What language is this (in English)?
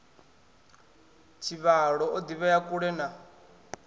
Venda